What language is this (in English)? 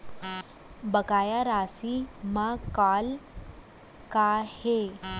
Chhattisgarhi